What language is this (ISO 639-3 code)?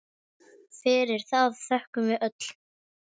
isl